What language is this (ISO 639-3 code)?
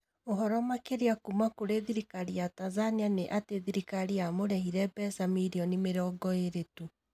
kik